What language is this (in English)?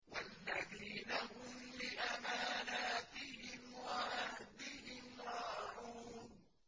Arabic